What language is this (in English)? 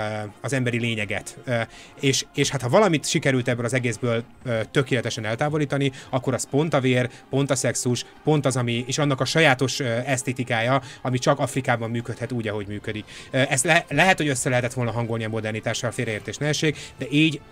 Hungarian